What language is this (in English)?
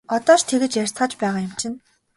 Mongolian